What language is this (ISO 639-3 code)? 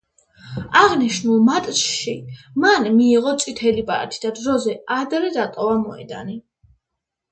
kat